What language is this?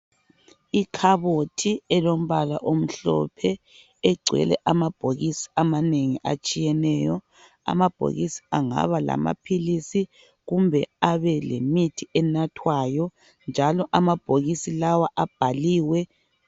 North Ndebele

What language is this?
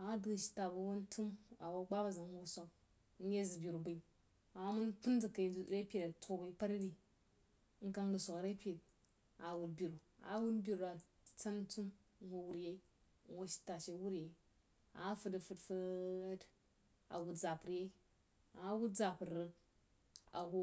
Jiba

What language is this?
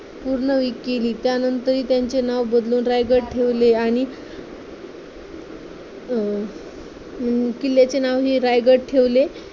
Marathi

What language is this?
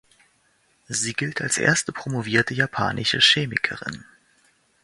German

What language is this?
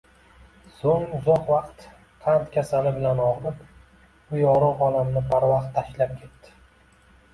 Uzbek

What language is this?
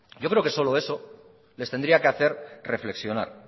Spanish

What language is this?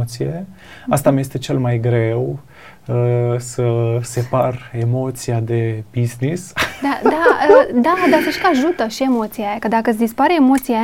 Romanian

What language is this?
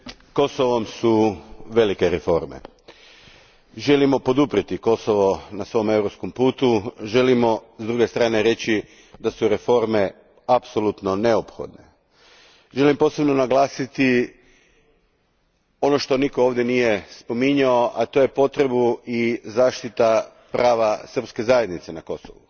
Croatian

